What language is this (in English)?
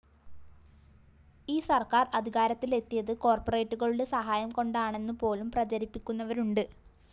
Malayalam